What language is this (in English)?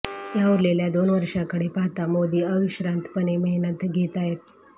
Marathi